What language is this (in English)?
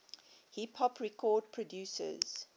English